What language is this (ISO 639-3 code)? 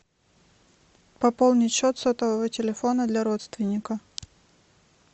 rus